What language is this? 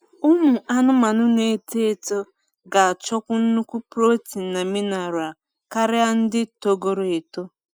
Igbo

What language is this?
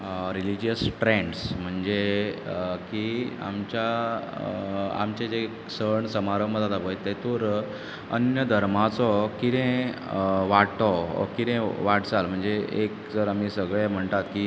Konkani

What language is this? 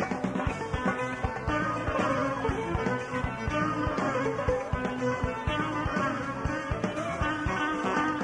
Greek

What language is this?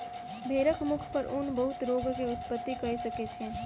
Maithili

